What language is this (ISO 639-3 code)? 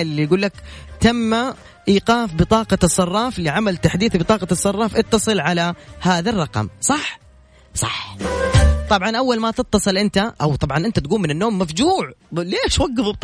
ara